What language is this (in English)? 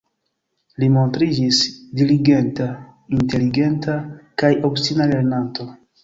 Esperanto